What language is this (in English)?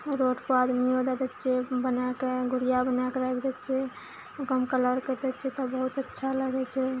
Maithili